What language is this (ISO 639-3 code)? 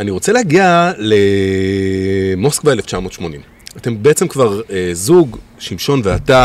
heb